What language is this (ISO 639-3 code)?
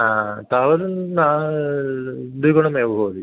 san